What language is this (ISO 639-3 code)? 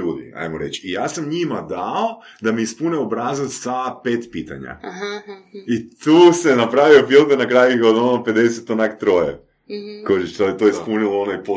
hrv